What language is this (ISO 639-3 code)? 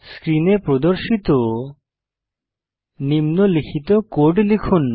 ben